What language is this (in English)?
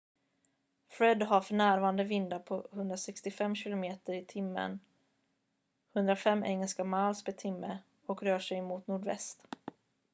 Swedish